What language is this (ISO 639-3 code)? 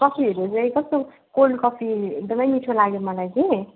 nep